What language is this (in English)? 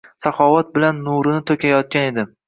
Uzbek